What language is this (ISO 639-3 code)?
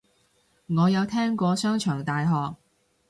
yue